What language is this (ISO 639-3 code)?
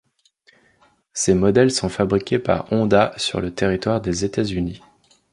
fra